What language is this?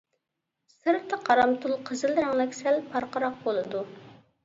Uyghur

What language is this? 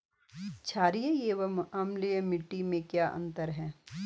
Hindi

